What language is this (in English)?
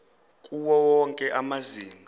Zulu